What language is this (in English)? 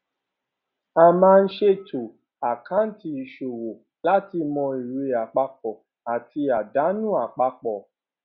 Yoruba